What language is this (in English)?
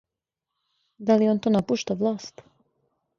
Serbian